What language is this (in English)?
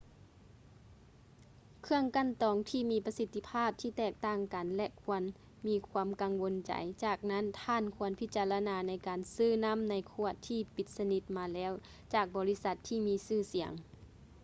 Lao